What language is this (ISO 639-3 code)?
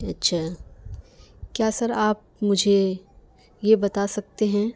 urd